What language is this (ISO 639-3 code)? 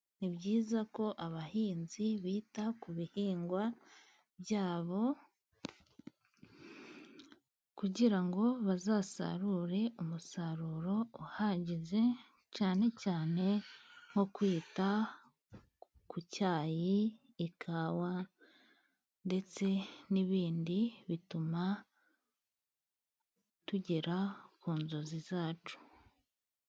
kin